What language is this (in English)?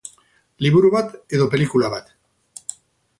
Basque